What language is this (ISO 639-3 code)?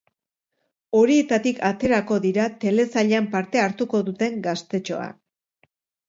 eus